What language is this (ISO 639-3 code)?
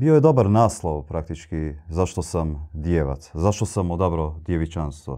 hrv